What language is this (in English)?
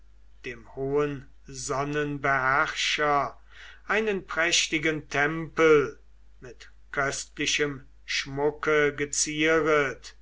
German